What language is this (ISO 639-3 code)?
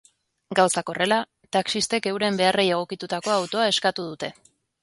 eus